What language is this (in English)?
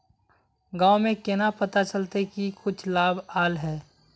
Magahi